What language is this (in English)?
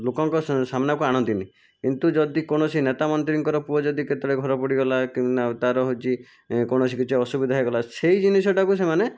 Odia